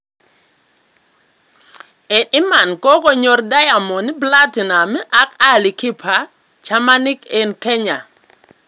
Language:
Kalenjin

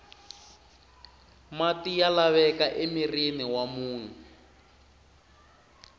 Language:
Tsonga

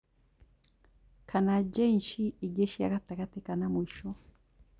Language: Kikuyu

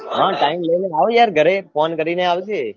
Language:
Gujarati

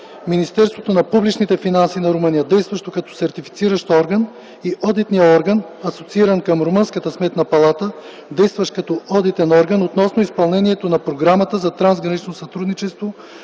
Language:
Bulgarian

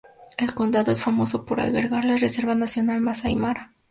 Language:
Spanish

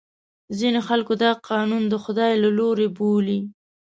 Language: Pashto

